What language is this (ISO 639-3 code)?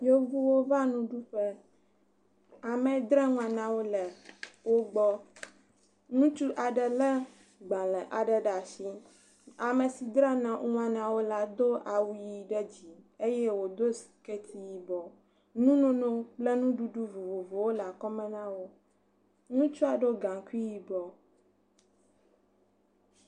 ewe